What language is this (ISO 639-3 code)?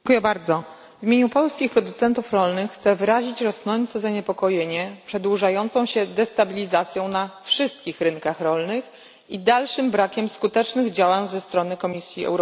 pol